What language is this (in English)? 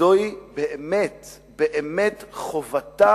Hebrew